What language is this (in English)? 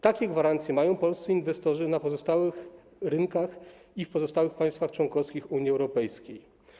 Polish